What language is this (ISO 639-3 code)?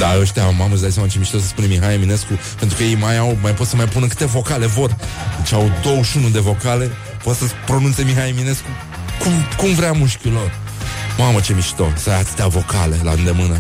ron